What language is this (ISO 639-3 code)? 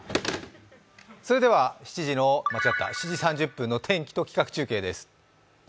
jpn